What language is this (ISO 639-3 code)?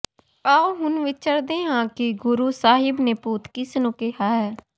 pan